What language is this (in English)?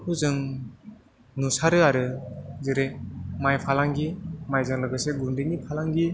Bodo